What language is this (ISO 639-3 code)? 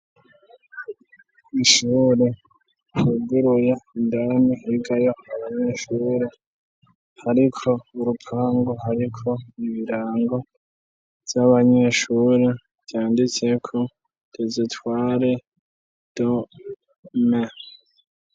run